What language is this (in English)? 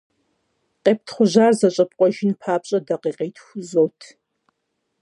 Kabardian